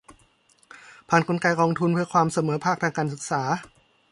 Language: Thai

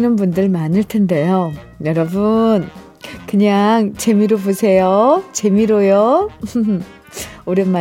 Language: Korean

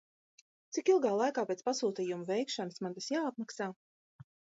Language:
Latvian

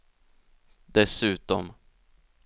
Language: Swedish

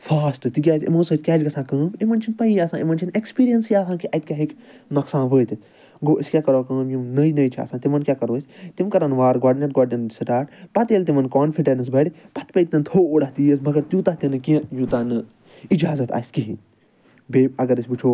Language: Kashmiri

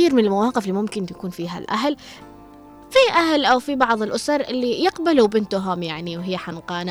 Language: Arabic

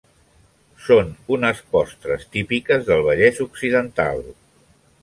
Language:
Catalan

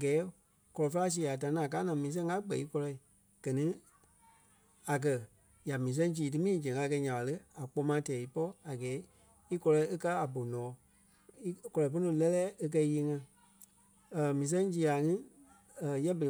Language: Kpelle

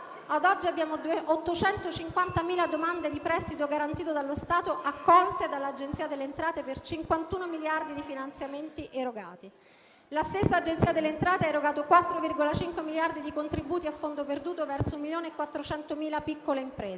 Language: Italian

